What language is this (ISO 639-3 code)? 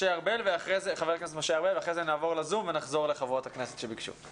heb